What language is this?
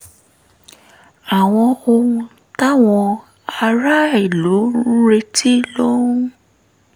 Yoruba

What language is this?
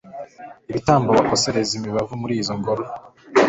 Kinyarwanda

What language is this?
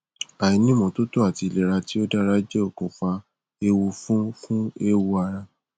Yoruba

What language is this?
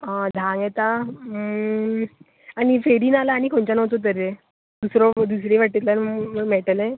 Konkani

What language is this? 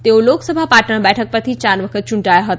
Gujarati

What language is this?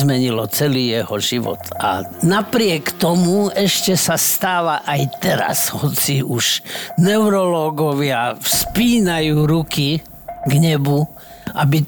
Slovak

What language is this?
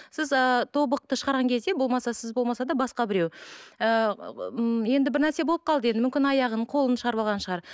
Kazakh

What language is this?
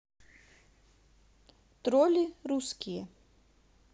Russian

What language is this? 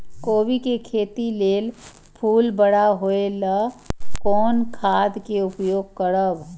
Maithili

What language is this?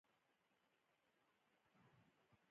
Pashto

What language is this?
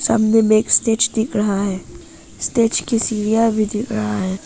Hindi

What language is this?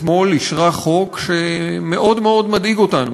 Hebrew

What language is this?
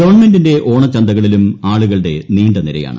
Malayalam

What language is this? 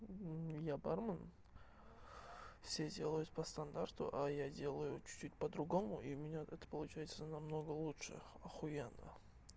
Russian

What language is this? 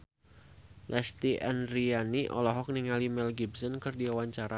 Sundanese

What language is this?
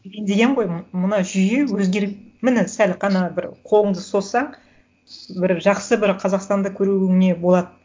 Kazakh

